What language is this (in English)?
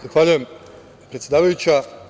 Serbian